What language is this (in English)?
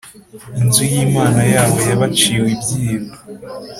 Kinyarwanda